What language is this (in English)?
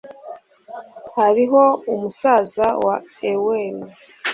Kinyarwanda